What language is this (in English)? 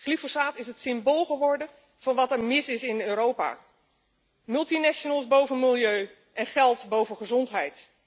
Dutch